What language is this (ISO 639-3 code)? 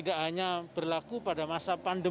ind